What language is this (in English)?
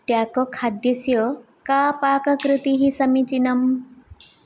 Sanskrit